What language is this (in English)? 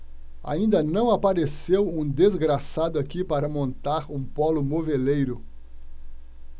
Portuguese